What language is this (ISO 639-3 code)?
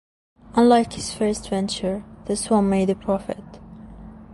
eng